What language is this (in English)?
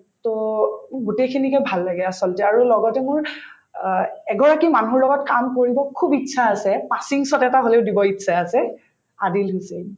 Assamese